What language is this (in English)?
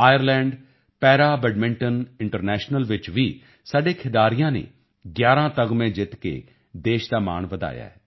Punjabi